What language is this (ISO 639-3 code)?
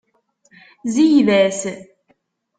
kab